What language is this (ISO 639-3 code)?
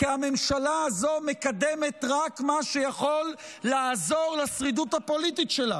heb